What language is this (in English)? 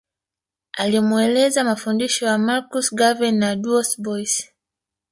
Swahili